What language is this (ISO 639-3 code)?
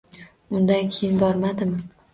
uzb